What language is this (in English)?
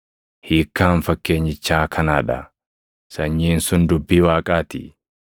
Oromo